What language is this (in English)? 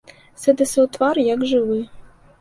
Belarusian